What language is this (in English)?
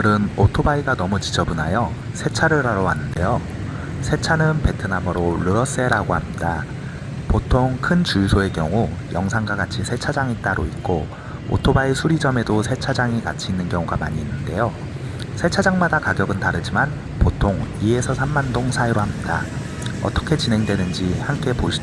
Korean